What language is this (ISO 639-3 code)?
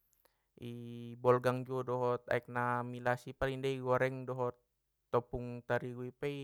btm